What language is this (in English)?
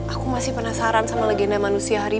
Indonesian